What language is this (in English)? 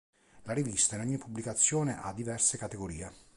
Italian